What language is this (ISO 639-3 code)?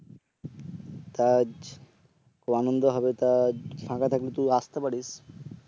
ben